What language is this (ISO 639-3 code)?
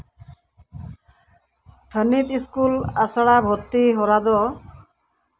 sat